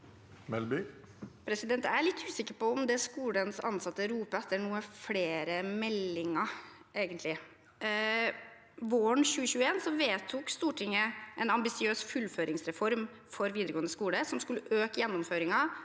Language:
Norwegian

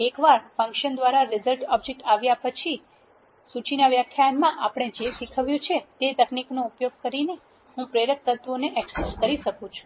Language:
Gujarati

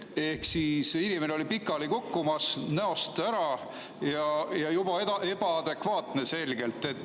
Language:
Estonian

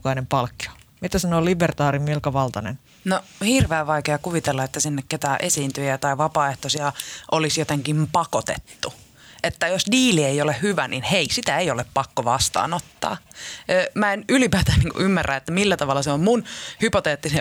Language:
Finnish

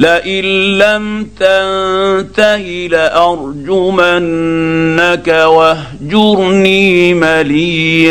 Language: Arabic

